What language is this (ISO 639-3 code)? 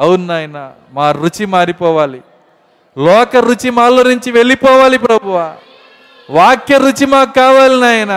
tel